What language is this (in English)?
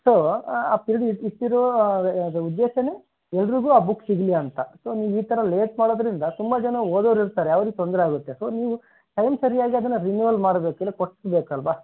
Kannada